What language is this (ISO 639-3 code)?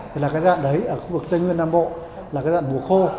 vie